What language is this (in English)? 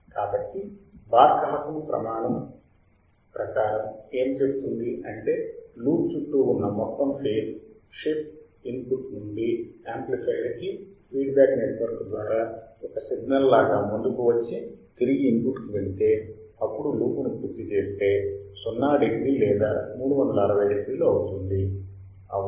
Telugu